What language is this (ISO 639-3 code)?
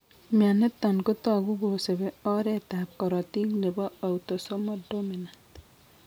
kln